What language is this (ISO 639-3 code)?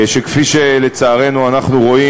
heb